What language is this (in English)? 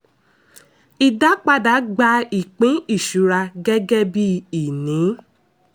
Yoruba